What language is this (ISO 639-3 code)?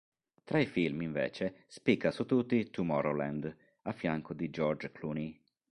ita